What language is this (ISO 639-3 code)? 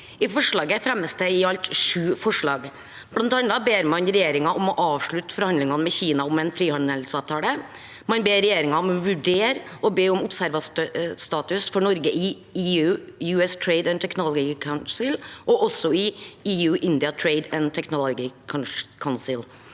nor